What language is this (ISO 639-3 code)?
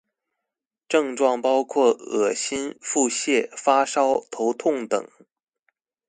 zho